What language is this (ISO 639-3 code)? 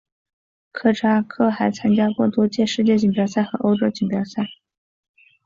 zho